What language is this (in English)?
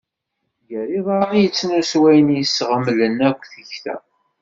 Kabyle